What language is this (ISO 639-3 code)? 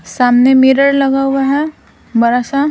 hin